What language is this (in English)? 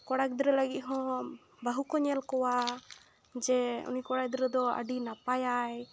Santali